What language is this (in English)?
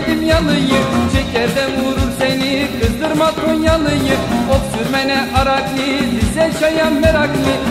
Turkish